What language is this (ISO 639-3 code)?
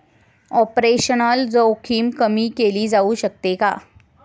mar